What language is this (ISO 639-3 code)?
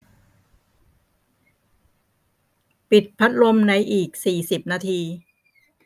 tha